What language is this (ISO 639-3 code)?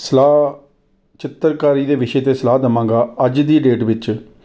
pan